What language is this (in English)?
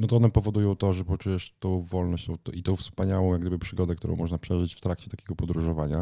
Polish